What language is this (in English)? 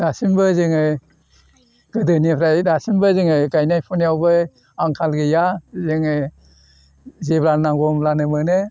Bodo